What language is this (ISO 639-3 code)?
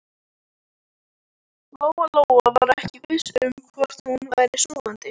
isl